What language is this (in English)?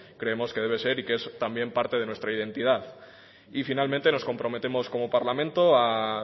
Spanish